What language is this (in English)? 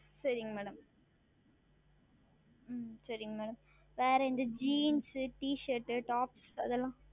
Tamil